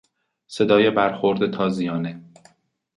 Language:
Persian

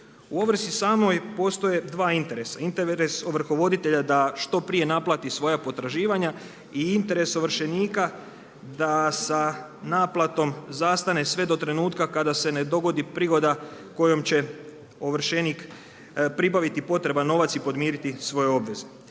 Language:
Croatian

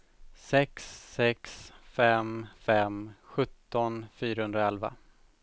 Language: Swedish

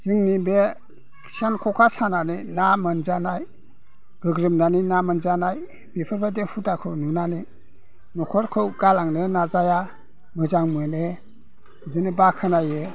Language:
Bodo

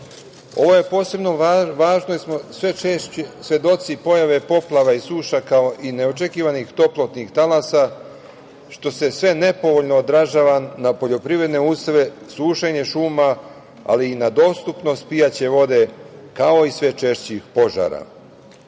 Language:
Serbian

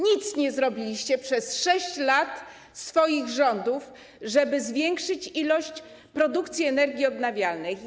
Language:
Polish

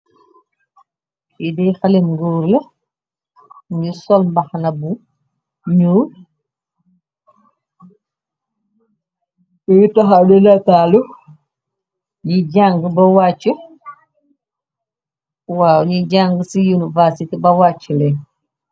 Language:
Wolof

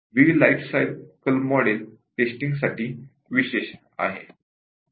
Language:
Marathi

